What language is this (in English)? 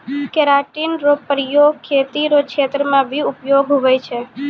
Maithili